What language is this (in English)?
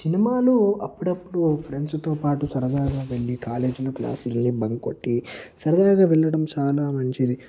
Telugu